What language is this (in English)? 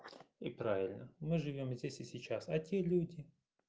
Russian